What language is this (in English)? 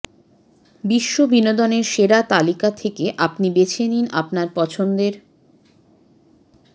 Bangla